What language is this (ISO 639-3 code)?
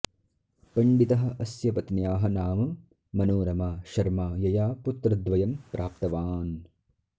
san